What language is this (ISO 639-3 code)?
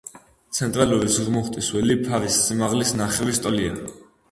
kat